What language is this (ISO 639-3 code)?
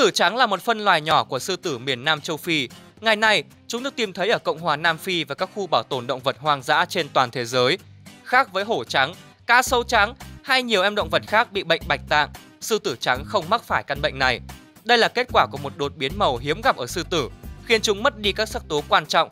vie